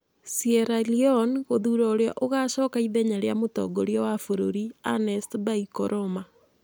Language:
Kikuyu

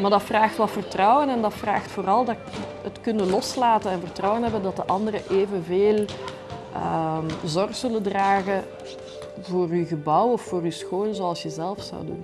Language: Dutch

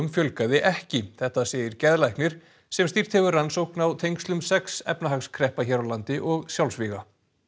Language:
Icelandic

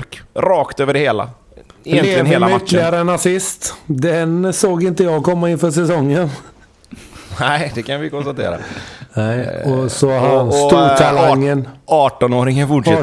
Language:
Swedish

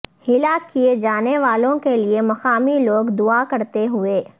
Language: Urdu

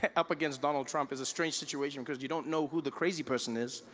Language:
English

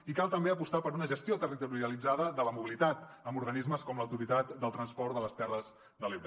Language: Catalan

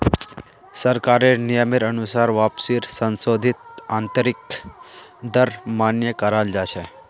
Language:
Magahi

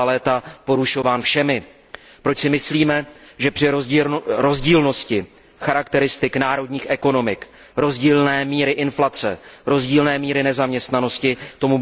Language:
Czech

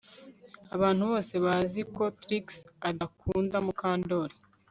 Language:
Kinyarwanda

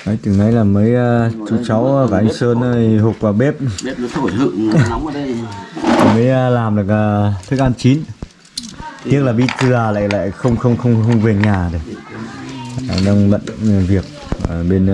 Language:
Vietnamese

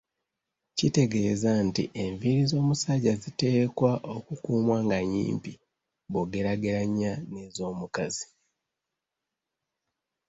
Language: Ganda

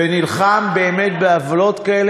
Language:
Hebrew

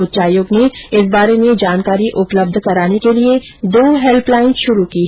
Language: Hindi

